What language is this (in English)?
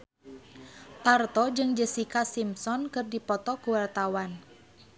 Sundanese